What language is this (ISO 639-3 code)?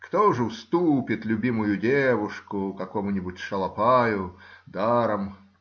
rus